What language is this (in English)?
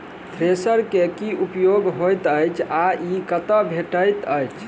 Maithili